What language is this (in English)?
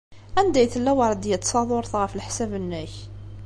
Kabyle